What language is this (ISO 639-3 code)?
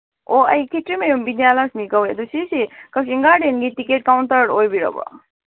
mni